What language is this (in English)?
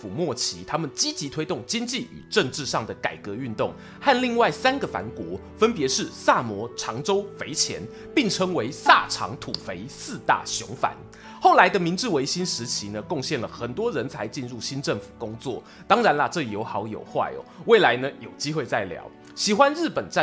Chinese